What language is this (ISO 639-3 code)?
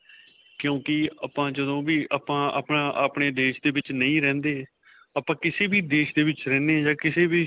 pan